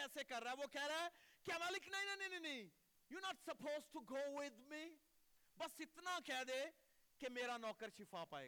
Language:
Urdu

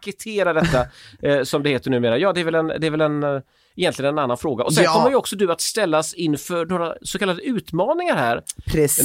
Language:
Swedish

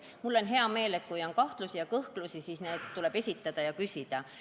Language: Estonian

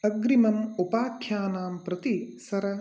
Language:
Sanskrit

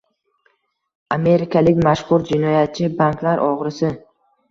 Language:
Uzbek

